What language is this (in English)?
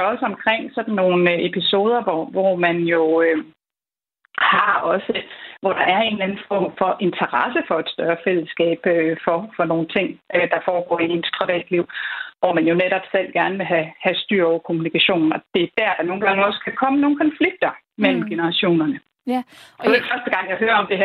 Danish